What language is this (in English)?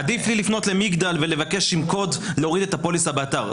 Hebrew